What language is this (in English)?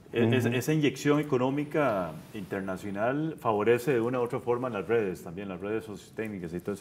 Spanish